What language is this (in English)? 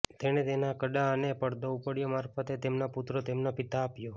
Gujarati